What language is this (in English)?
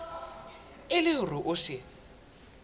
Southern Sotho